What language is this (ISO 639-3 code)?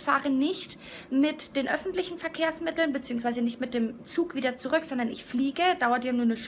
deu